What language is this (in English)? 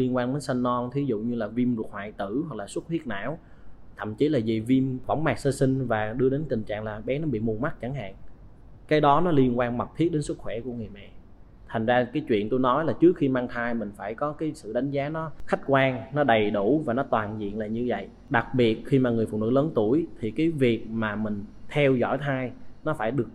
Vietnamese